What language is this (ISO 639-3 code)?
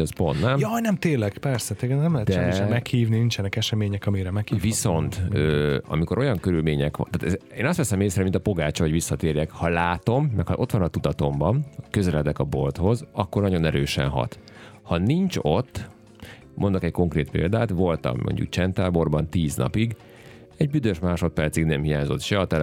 hun